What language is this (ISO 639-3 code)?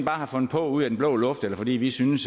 dan